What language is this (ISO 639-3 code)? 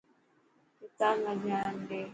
mki